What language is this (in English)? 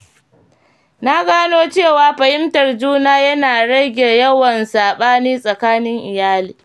Hausa